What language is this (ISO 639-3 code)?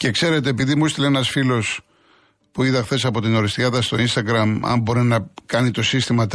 ell